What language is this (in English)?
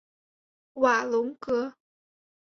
Chinese